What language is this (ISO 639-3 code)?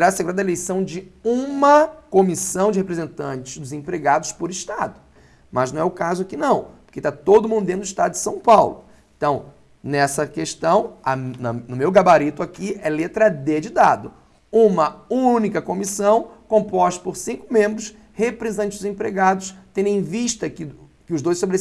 por